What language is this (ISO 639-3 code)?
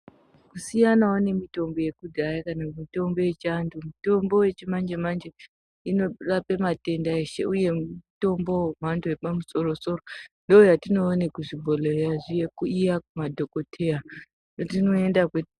ndc